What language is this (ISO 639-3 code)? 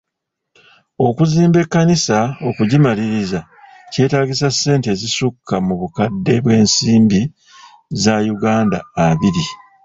lug